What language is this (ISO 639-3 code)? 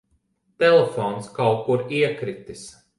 lav